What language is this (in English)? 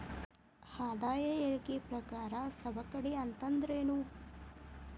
Kannada